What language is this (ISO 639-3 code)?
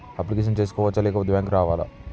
tel